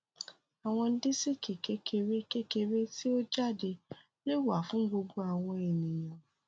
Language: Yoruba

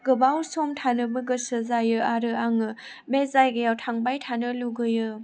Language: Bodo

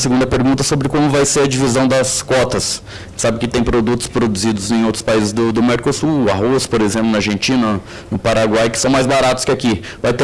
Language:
Portuguese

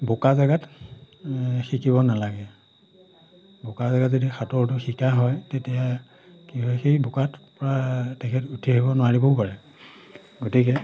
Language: Assamese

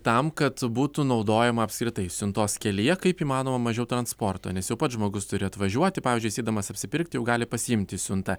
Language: Lithuanian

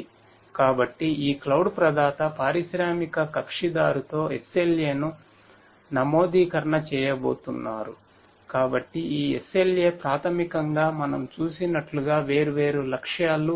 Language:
Telugu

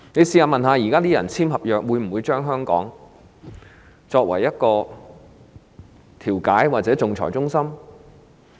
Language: Cantonese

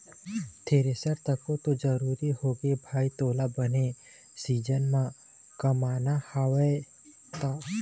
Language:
Chhattisgarhi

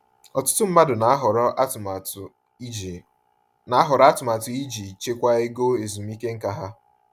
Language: Igbo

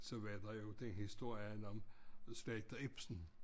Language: Danish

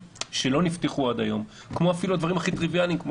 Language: Hebrew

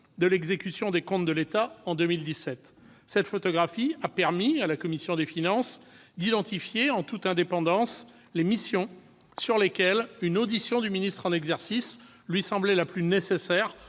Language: French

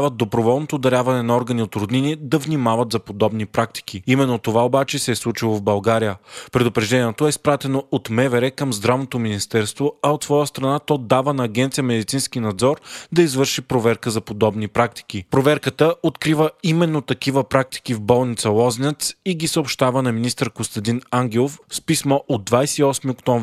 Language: Bulgarian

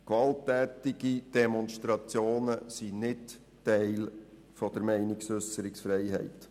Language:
Swiss German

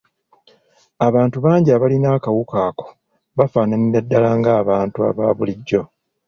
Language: Ganda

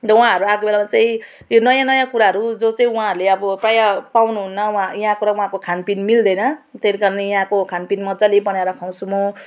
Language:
Nepali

